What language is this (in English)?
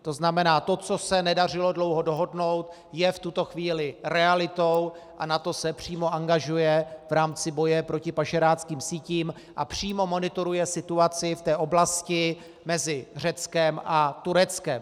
Czech